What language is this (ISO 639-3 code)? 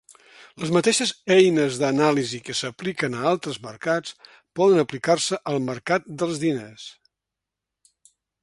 cat